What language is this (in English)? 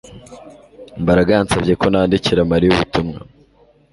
Kinyarwanda